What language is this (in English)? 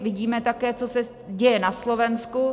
Czech